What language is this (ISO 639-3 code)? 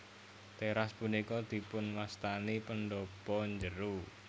jav